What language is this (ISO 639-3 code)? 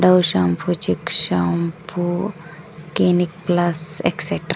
kan